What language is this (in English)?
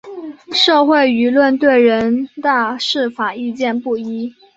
Chinese